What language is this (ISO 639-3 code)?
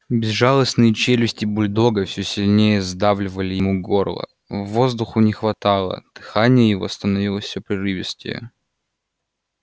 rus